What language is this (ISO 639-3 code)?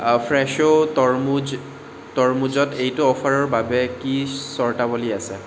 asm